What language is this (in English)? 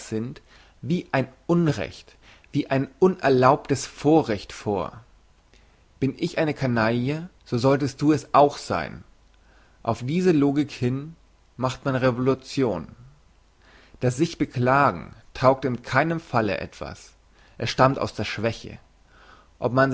German